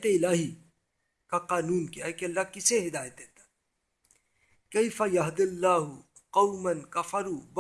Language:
Urdu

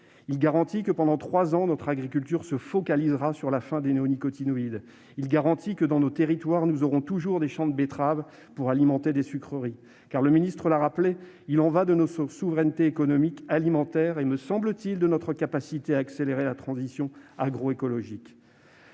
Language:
French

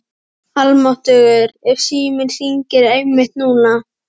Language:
Icelandic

